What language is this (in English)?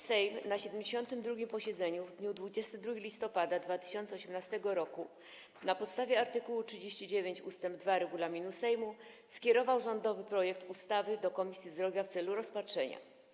Polish